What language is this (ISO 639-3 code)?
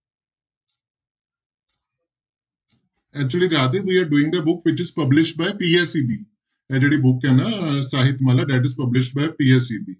pan